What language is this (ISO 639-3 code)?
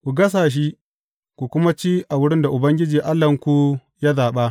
hau